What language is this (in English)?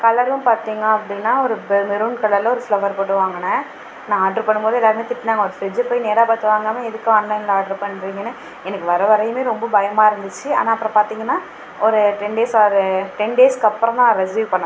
Tamil